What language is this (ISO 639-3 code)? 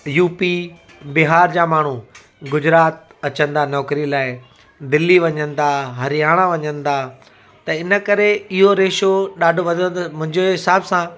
snd